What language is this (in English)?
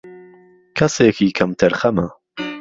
Central Kurdish